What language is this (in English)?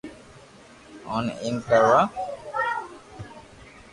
Loarki